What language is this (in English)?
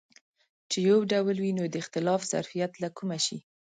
Pashto